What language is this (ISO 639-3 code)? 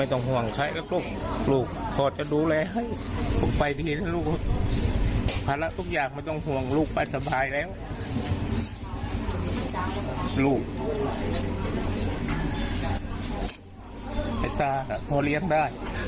tha